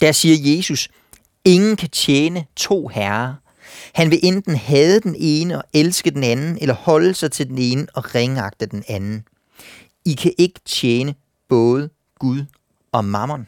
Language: Danish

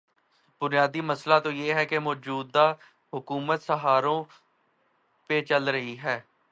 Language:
Urdu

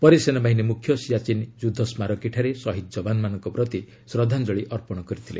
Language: Odia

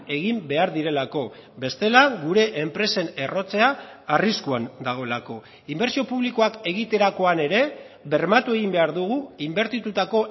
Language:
Basque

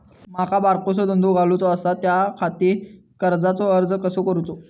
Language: Marathi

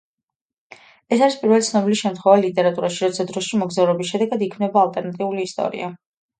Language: Georgian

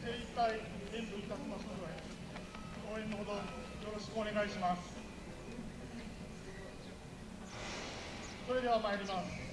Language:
Japanese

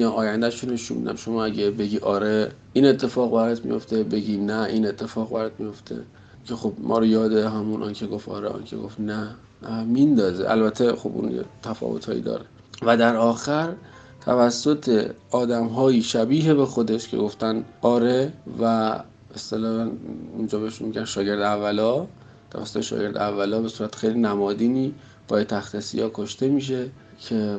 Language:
Persian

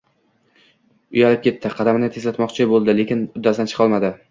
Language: Uzbek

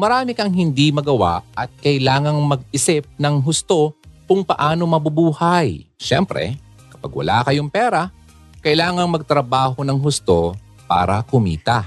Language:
Filipino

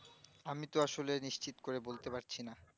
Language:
Bangla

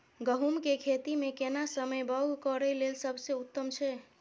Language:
Maithili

